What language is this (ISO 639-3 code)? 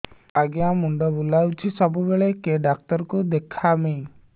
ori